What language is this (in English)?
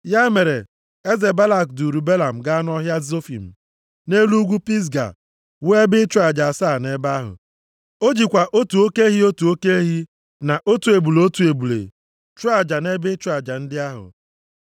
Igbo